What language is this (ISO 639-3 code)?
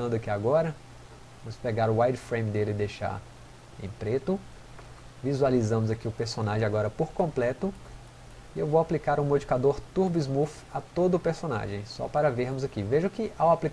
por